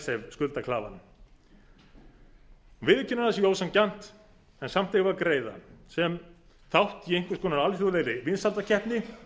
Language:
Icelandic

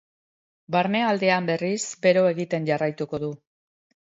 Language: Basque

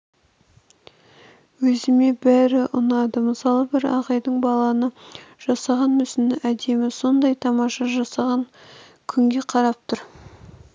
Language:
Kazakh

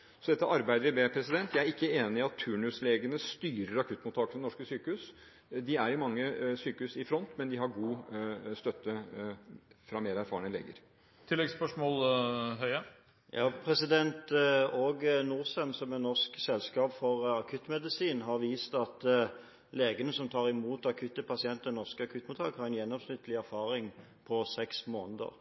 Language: Norwegian Bokmål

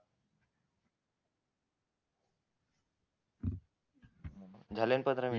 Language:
Marathi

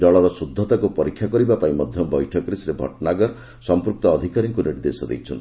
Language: Odia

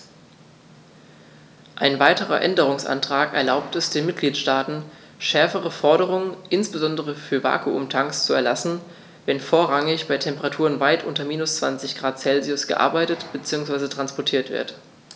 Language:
German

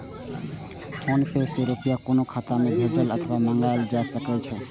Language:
Maithili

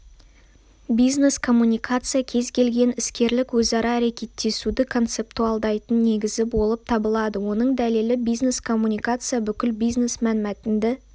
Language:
Kazakh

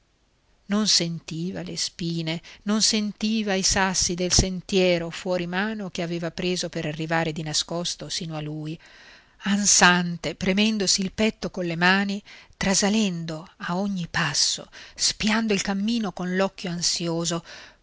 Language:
Italian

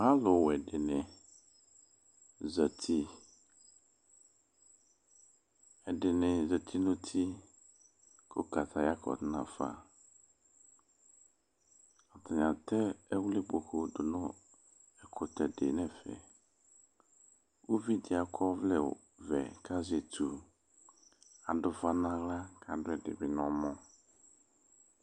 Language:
Ikposo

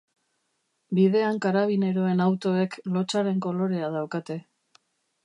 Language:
Basque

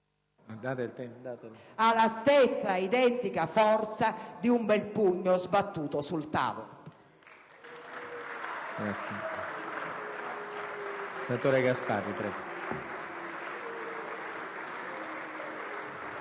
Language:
Italian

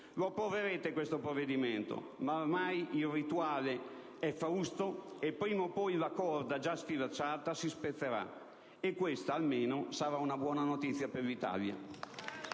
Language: Italian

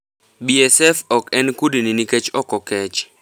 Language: Luo (Kenya and Tanzania)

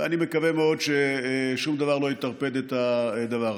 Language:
Hebrew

